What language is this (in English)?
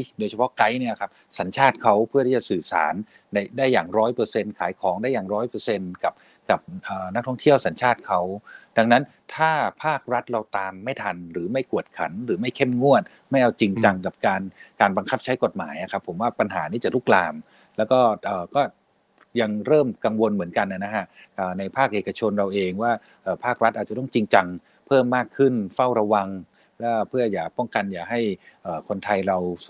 Thai